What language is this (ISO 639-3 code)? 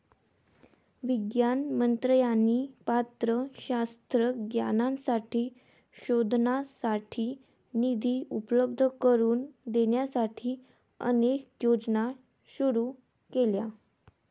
mar